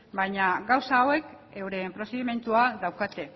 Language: Basque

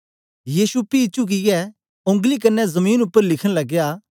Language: Dogri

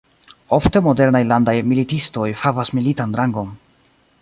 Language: Esperanto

